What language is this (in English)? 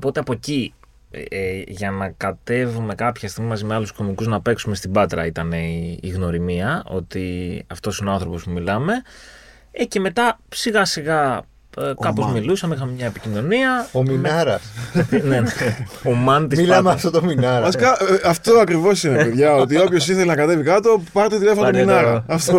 Greek